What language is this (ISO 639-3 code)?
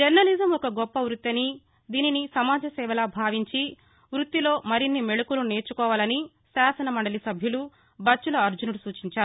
tel